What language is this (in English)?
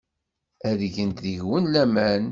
Kabyle